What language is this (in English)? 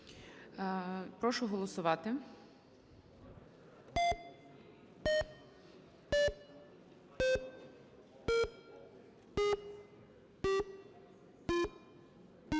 Ukrainian